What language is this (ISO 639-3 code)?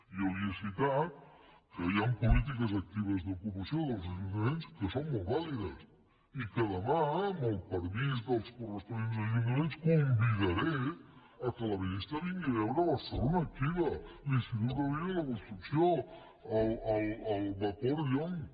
cat